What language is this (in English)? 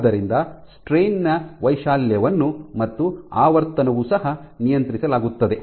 Kannada